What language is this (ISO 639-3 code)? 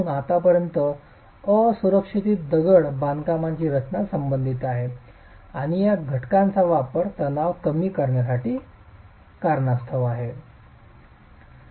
mar